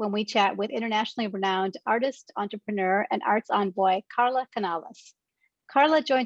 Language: English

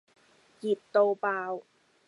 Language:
Cantonese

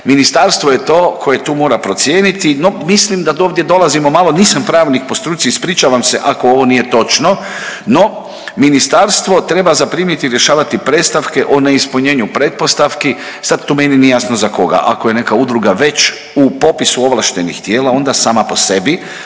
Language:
Croatian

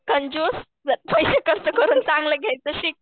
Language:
Marathi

